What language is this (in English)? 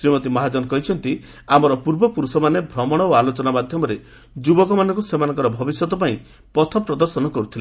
Odia